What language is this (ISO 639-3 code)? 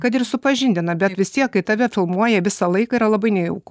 lit